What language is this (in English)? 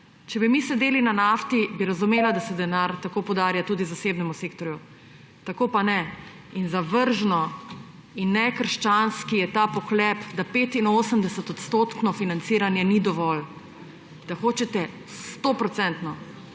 Slovenian